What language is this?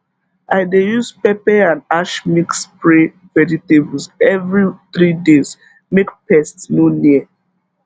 Nigerian Pidgin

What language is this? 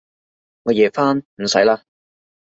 Cantonese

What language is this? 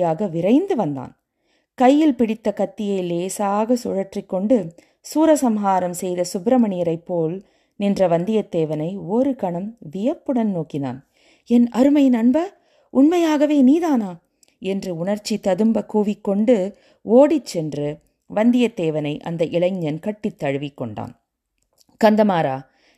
Tamil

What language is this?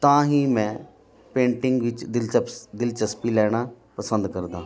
Punjabi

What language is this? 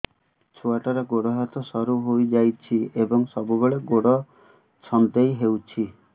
Odia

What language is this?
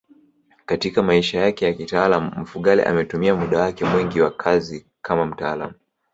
Swahili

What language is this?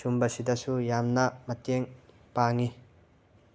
Manipuri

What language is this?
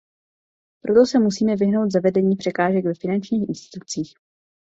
Czech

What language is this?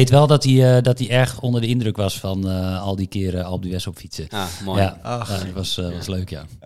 Dutch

